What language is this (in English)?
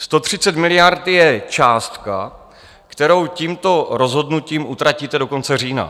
Czech